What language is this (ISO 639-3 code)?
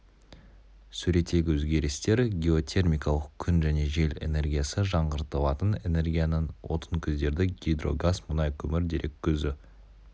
kaz